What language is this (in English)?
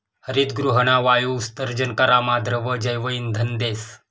Marathi